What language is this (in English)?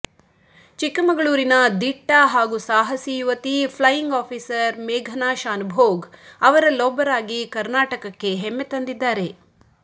Kannada